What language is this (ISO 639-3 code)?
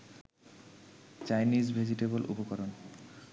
ben